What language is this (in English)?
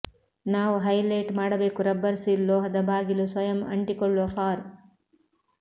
Kannada